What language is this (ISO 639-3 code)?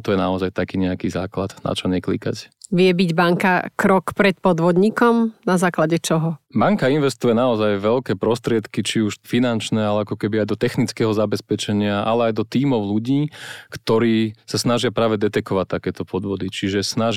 slk